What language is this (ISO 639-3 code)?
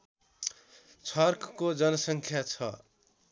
nep